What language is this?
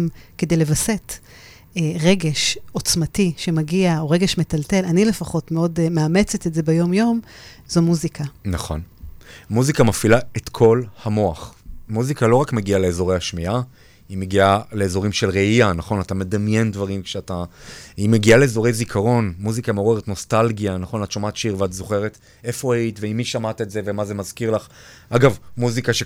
Hebrew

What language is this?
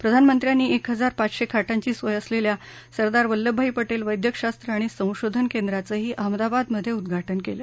Marathi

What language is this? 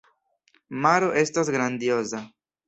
Esperanto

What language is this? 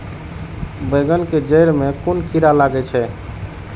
Maithili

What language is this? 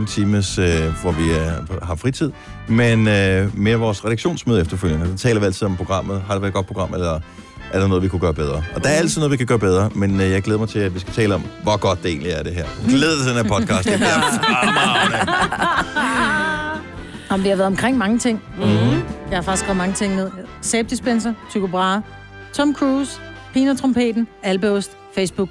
Danish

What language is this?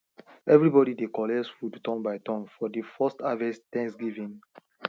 Nigerian Pidgin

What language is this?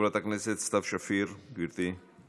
Hebrew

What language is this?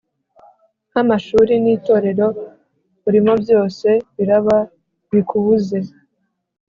Kinyarwanda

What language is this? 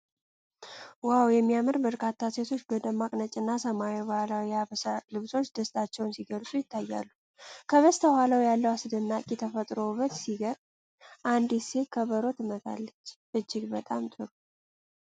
Amharic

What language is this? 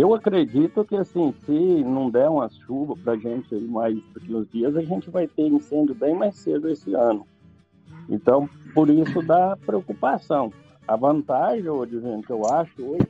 Portuguese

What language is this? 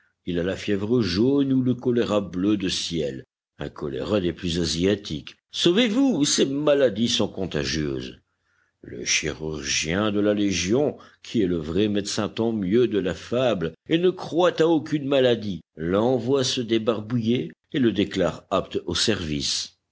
French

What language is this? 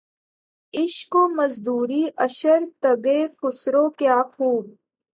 Urdu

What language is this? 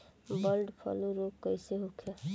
Bhojpuri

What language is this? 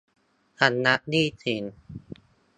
Thai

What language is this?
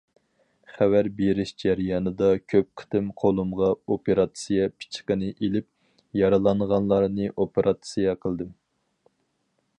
Uyghur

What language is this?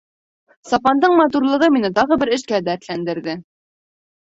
Bashkir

